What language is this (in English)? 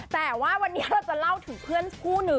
Thai